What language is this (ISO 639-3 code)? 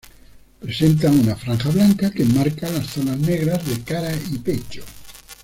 spa